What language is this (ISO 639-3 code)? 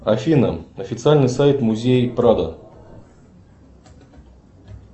rus